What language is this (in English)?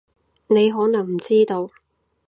Cantonese